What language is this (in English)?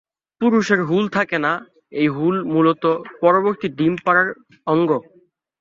Bangla